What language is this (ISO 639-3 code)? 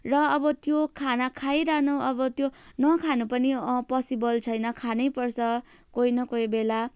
nep